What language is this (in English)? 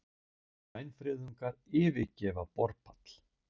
Icelandic